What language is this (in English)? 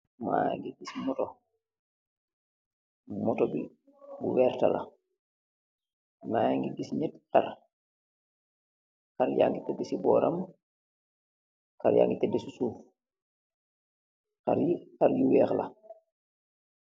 Wolof